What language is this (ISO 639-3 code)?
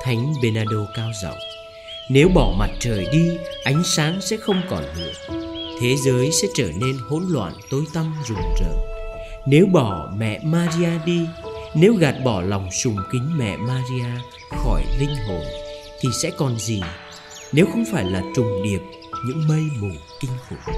vie